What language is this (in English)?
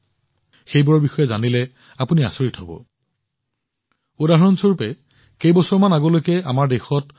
Assamese